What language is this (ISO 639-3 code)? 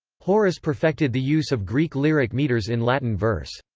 eng